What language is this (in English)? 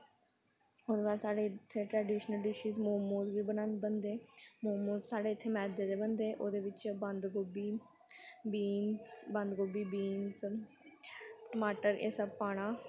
Dogri